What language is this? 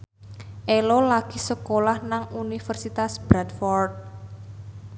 Javanese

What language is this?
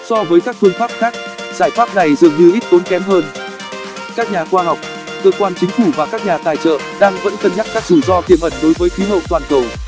Vietnamese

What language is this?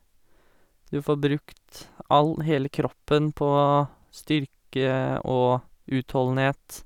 Norwegian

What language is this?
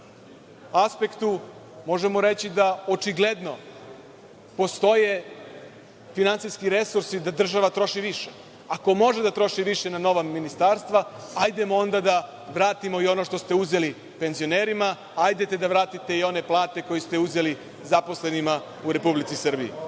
Serbian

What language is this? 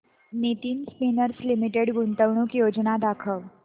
Marathi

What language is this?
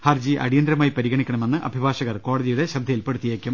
Malayalam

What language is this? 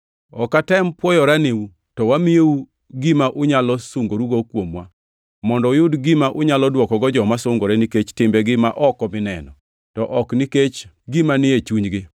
Luo (Kenya and Tanzania)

